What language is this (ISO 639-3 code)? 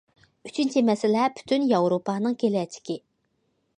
uig